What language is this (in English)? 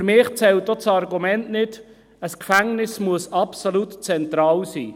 Swiss German